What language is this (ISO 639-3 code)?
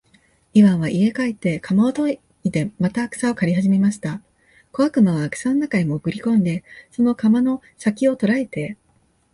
jpn